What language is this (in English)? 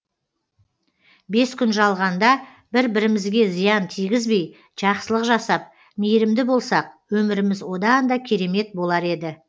Kazakh